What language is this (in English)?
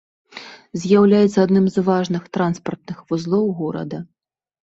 Belarusian